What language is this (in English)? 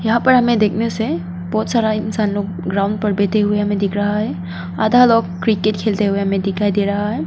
Hindi